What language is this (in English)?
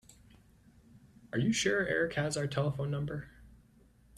English